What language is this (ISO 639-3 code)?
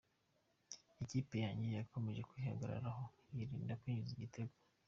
kin